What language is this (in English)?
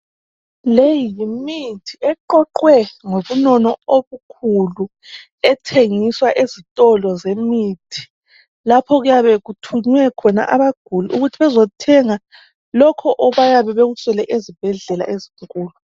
North Ndebele